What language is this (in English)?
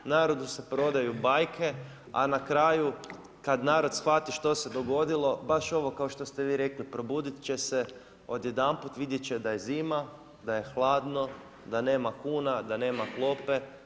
Croatian